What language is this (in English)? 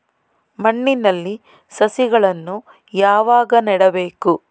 Kannada